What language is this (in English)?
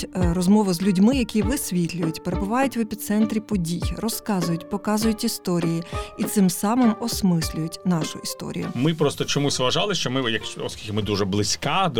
Ukrainian